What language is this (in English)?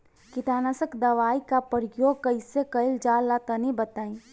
Bhojpuri